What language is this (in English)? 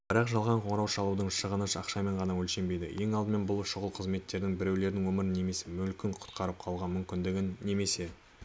Kazakh